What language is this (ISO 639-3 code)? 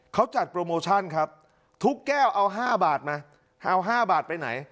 tha